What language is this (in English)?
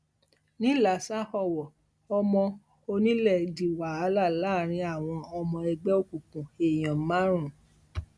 Yoruba